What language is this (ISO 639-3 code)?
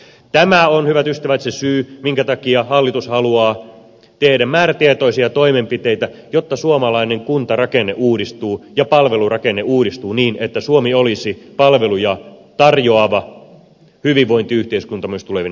fin